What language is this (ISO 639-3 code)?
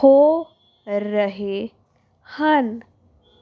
pan